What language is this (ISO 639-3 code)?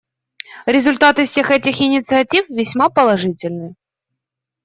rus